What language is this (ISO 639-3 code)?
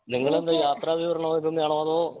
mal